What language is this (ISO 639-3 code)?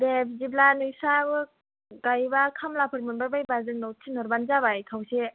brx